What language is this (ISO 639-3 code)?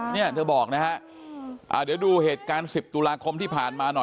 tha